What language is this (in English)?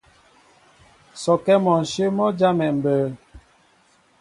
Mbo (Cameroon)